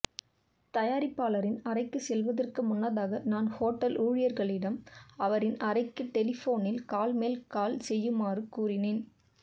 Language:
Tamil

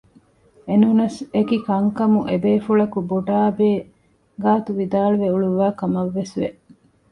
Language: Divehi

